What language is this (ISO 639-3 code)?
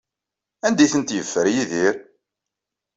kab